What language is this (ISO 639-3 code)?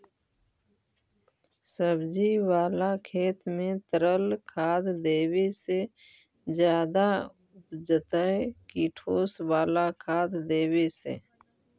mag